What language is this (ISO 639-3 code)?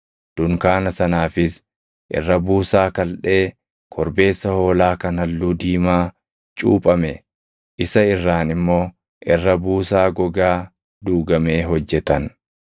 orm